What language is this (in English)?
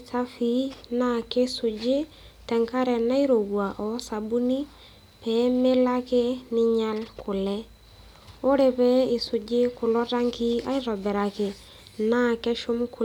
Masai